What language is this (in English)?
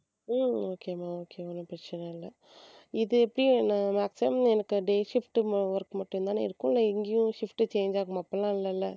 Tamil